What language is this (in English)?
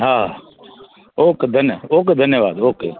Sindhi